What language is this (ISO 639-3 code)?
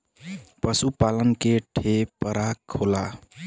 bho